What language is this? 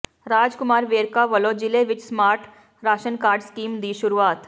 Punjabi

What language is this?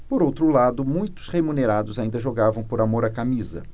Portuguese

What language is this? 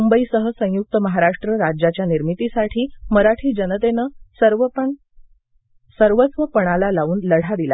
Marathi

